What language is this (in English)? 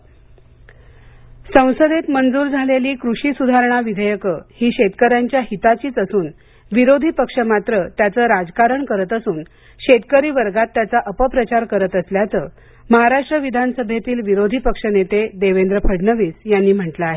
Marathi